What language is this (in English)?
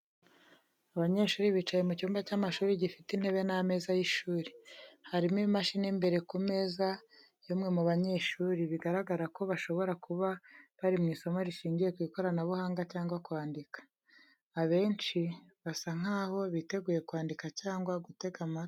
Kinyarwanda